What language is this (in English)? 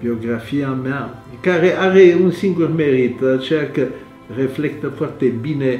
Romanian